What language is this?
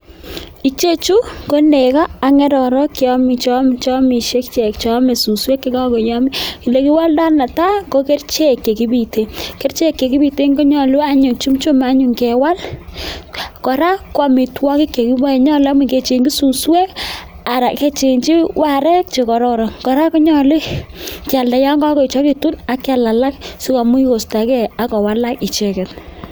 Kalenjin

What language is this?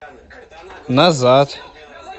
Russian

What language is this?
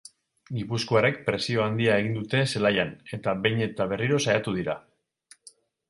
Basque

